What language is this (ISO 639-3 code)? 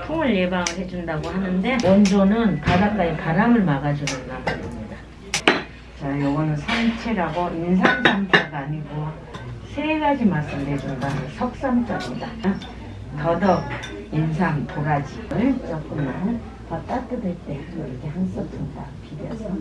kor